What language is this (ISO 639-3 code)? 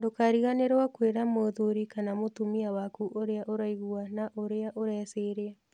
kik